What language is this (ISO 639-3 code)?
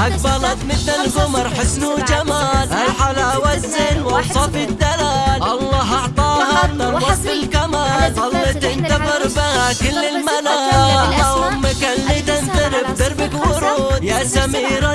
ara